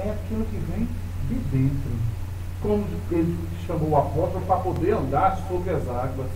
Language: Portuguese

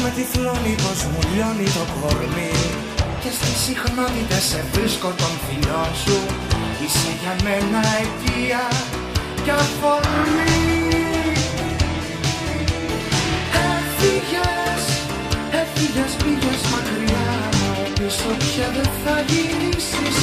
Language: Greek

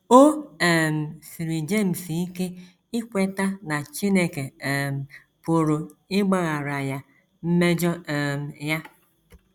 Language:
Igbo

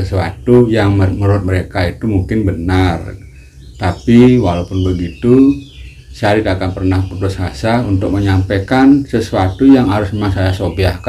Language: Indonesian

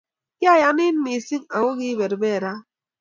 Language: Kalenjin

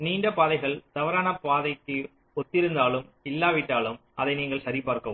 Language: Tamil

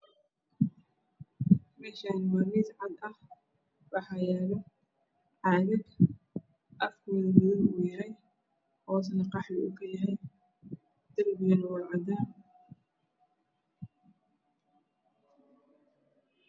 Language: Somali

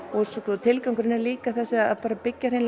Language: Icelandic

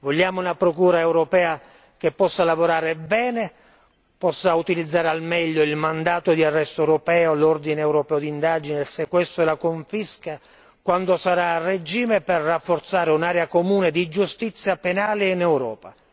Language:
Italian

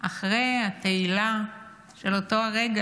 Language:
Hebrew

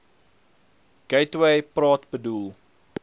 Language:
Afrikaans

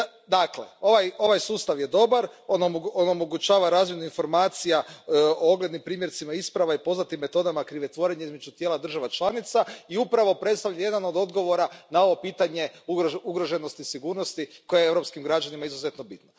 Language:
Croatian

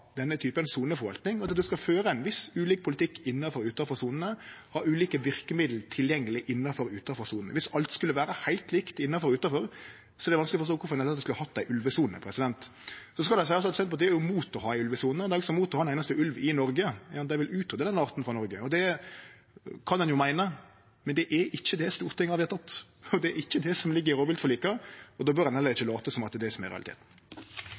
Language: Norwegian Nynorsk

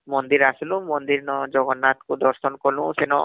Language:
Odia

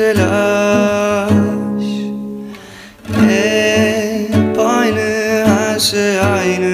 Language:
Turkish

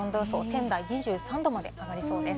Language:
Japanese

